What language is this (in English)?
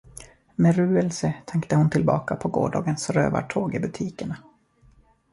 Swedish